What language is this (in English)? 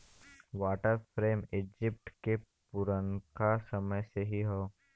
Bhojpuri